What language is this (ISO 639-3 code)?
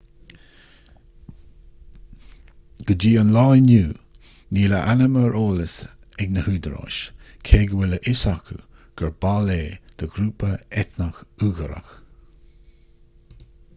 gle